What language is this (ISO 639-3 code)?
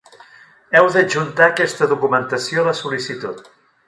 cat